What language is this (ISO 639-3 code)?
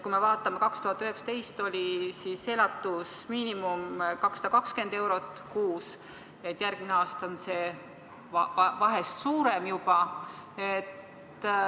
est